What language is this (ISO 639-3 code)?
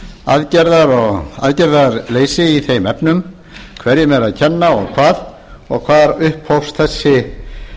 isl